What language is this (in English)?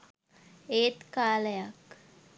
Sinhala